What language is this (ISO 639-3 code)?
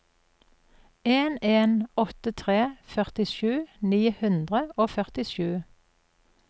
nor